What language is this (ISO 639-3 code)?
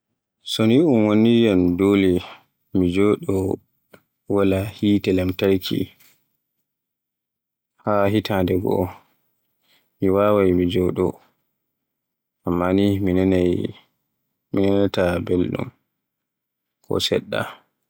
fue